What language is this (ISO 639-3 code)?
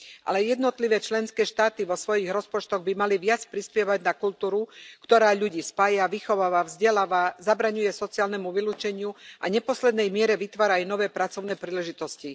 slk